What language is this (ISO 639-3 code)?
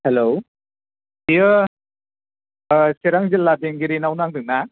brx